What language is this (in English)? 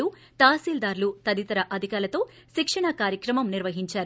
Telugu